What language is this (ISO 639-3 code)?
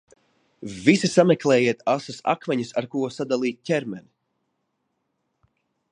lav